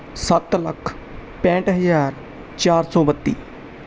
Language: Punjabi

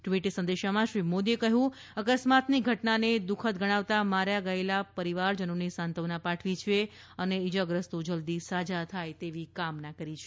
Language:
Gujarati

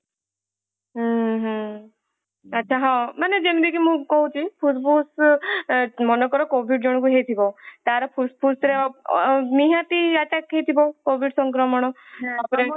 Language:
Odia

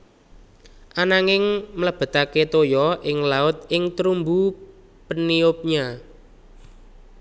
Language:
Javanese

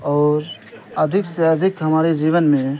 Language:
Urdu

